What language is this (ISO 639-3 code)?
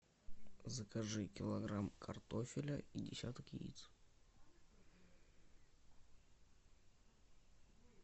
rus